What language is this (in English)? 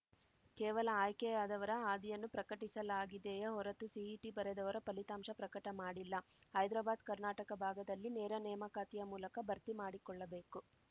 Kannada